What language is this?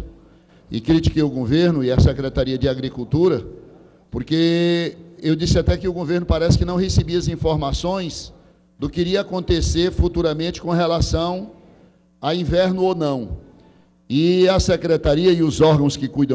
Portuguese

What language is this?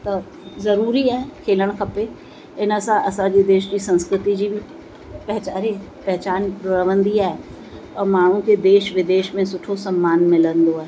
Sindhi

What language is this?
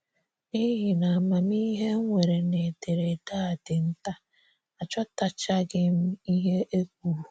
Igbo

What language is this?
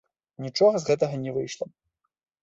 Belarusian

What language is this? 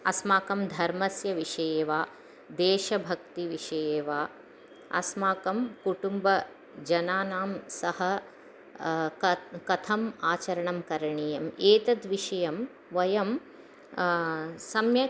Sanskrit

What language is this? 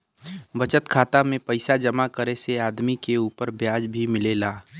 Bhojpuri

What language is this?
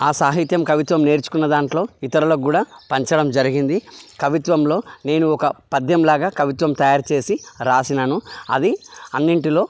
Telugu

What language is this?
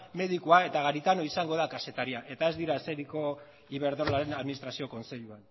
Basque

